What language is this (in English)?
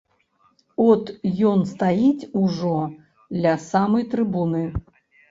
Belarusian